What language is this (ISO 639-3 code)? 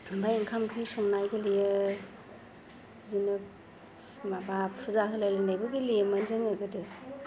brx